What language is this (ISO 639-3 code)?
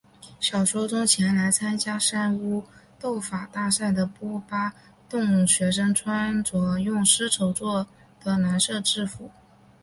zho